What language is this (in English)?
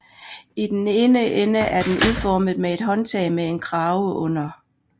Danish